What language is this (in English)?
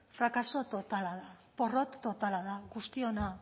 Basque